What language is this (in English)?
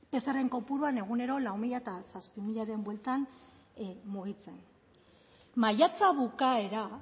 Basque